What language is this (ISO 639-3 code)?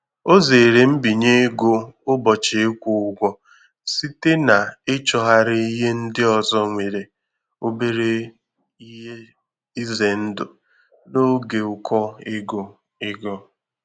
ibo